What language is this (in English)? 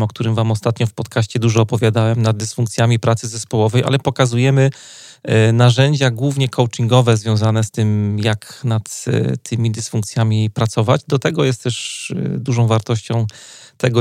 Polish